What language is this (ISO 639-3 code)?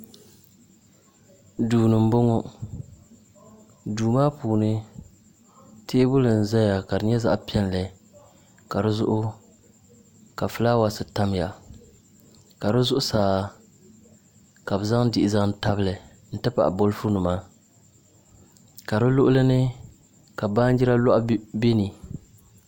dag